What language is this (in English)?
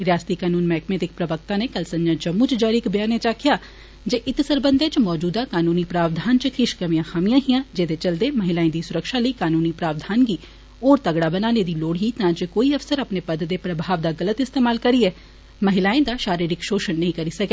Dogri